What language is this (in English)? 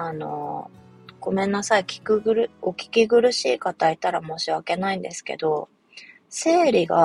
Japanese